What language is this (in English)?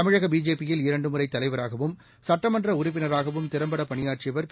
Tamil